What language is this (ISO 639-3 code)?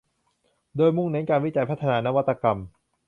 tha